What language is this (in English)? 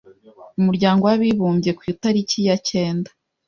Kinyarwanda